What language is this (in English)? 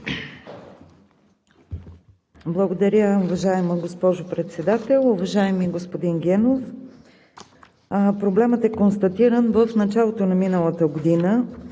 Bulgarian